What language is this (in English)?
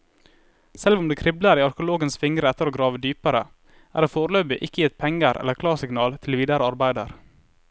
Norwegian